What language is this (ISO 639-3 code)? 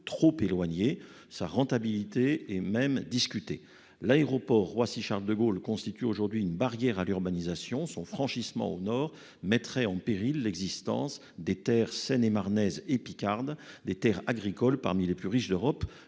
fra